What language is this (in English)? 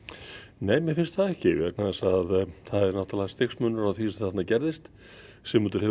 Icelandic